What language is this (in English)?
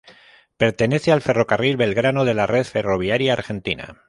Spanish